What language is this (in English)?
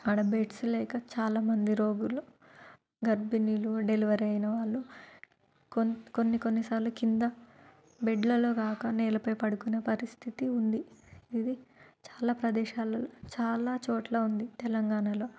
Telugu